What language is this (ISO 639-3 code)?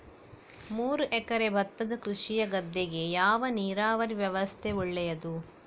kan